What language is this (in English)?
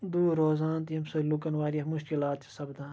Kashmiri